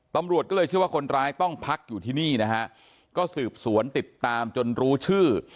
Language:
Thai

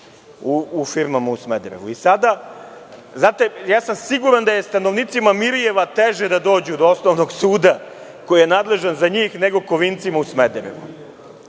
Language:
Serbian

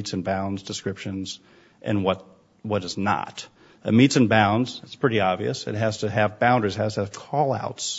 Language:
English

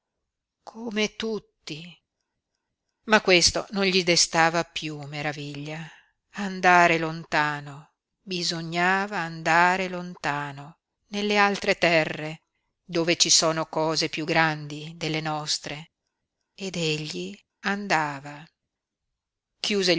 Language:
Italian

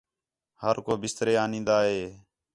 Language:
Khetrani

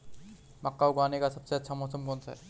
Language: Hindi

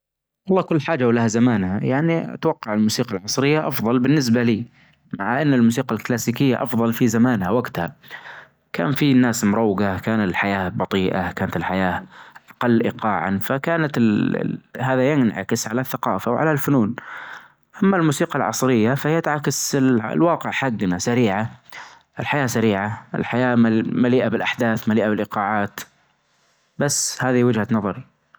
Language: Najdi Arabic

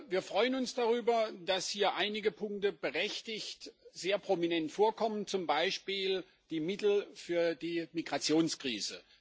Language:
German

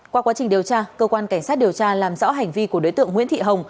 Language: Vietnamese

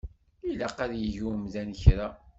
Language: Kabyle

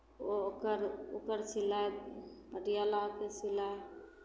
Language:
Maithili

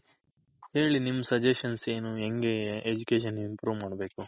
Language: Kannada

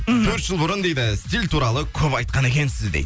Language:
Kazakh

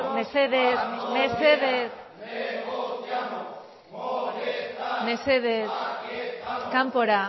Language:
Basque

